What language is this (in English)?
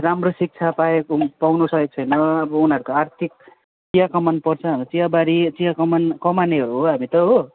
Nepali